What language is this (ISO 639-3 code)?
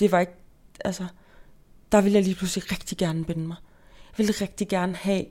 dan